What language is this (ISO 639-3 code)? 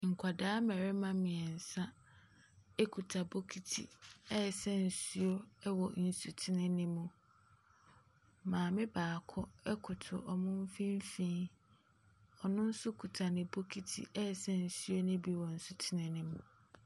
aka